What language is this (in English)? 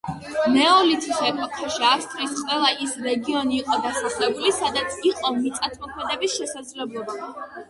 Georgian